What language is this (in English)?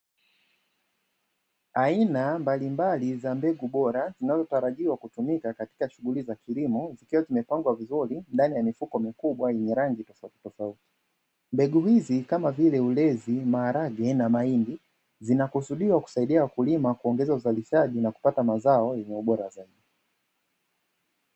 Swahili